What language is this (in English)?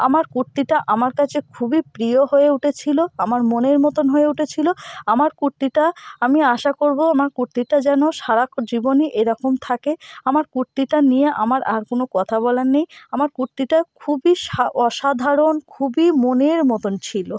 Bangla